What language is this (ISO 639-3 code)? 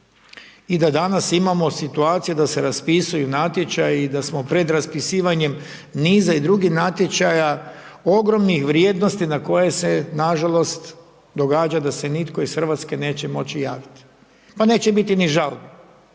hrv